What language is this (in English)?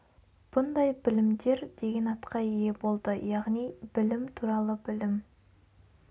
Kazakh